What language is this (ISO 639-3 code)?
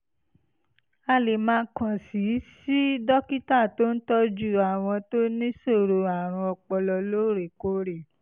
yor